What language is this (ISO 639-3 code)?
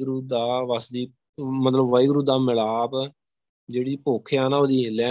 pan